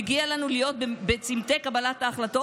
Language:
Hebrew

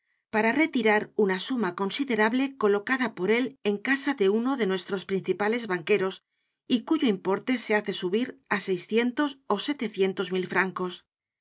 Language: Spanish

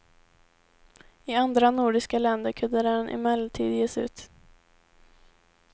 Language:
Swedish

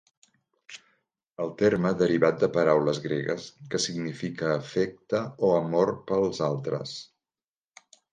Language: Catalan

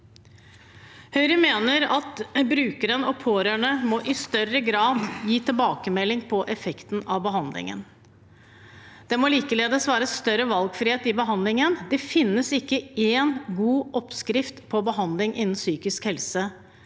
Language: Norwegian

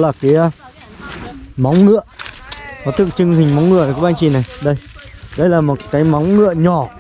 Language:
Vietnamese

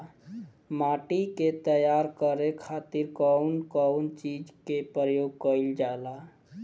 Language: Bhojpuri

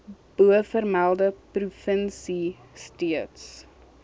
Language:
Afrikaans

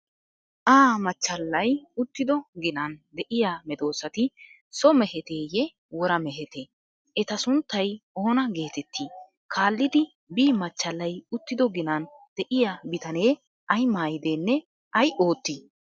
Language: Wolaytta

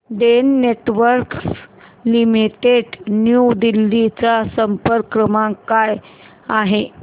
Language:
Marathi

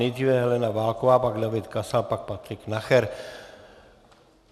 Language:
Czech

